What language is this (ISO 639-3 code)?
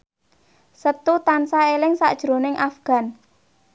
jav